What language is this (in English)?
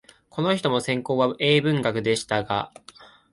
Japanese